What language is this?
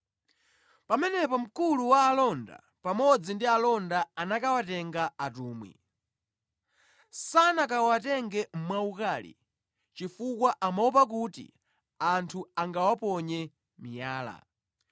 Nyanja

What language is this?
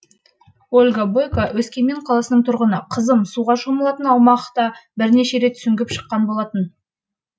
Kazakh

